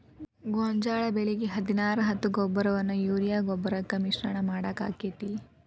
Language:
Kannada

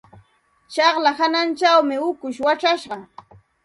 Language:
Santa Ana de Tusi Pasco Quechua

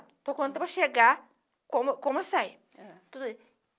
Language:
Portuguese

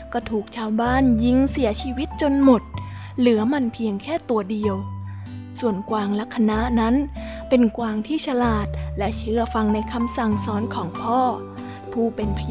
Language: Thai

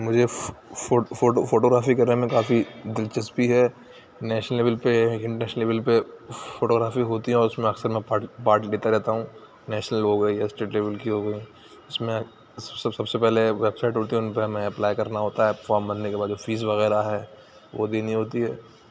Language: Urdu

